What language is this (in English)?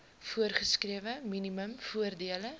Afrikaans